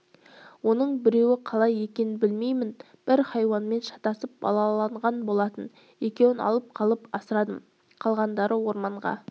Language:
Kazakh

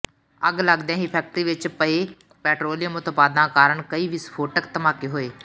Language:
Punjabi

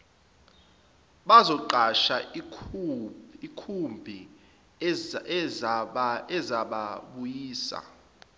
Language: Zulu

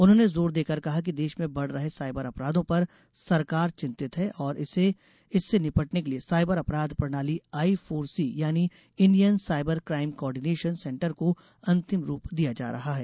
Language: Hindi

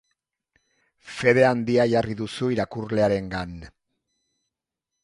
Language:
Basque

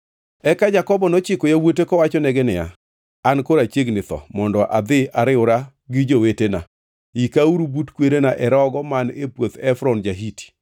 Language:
Luo (Kenya and Tanzania)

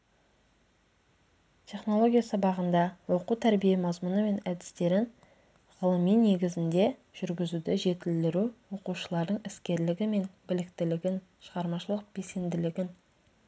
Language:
Kazakh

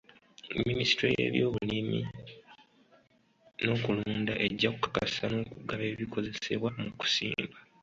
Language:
Ganda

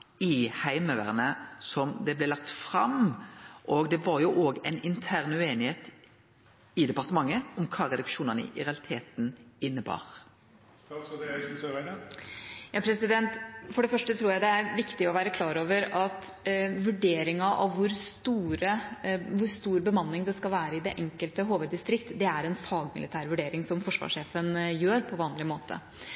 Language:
Norwegian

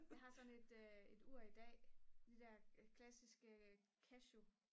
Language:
Danish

